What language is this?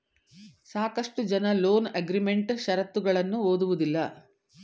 Kannada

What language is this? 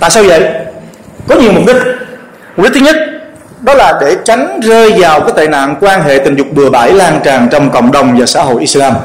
Vietnamese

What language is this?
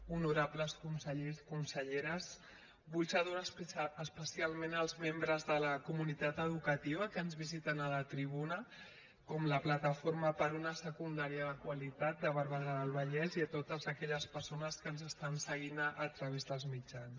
Catalan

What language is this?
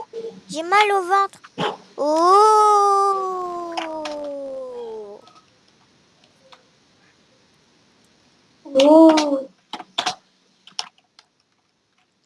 French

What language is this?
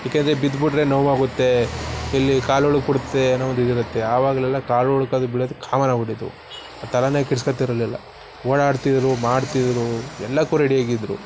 Kannada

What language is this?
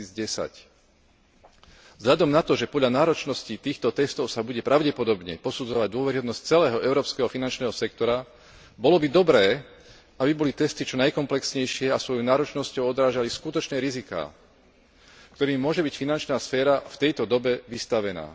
Slovak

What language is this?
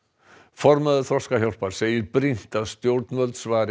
Icelandic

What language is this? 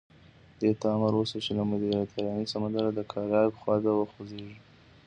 Pashto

